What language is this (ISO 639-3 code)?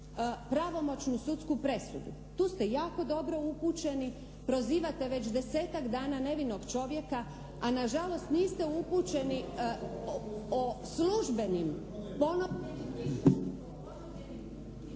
hrv